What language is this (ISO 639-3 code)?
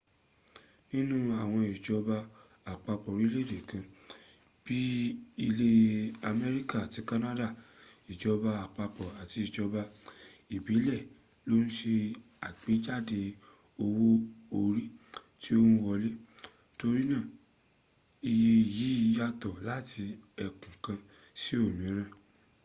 yor